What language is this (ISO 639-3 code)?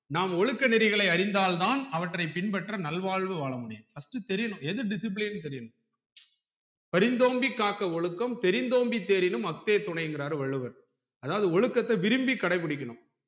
tam